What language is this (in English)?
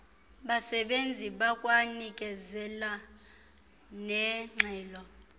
Xhosa